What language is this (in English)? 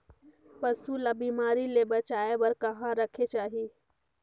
Chhattisgarhi